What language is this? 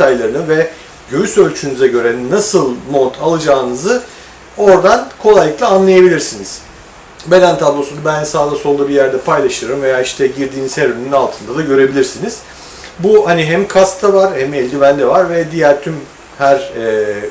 Turkish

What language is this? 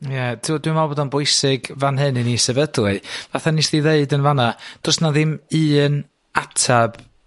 Welsh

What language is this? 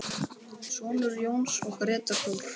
Icelandic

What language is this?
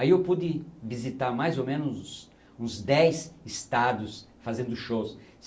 Portuguese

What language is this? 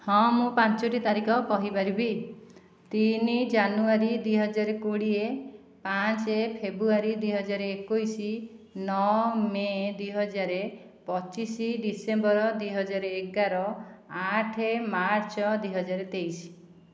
Odia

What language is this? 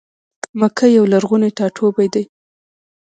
Pashto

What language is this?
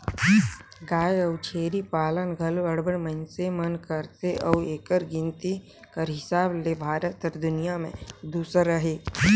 Chhattisgarhi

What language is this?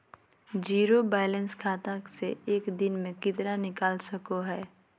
Magahi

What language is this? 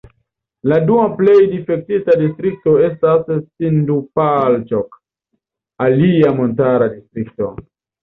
Esperanto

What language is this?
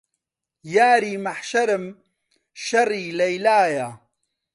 Central Kurdish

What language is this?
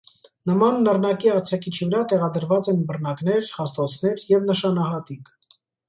Armenian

